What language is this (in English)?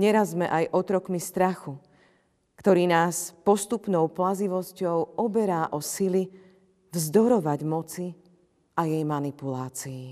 Slovak